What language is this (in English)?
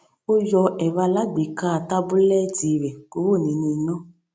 Yoruba